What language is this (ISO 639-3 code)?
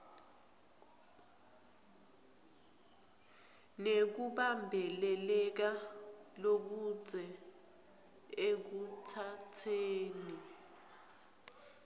ssw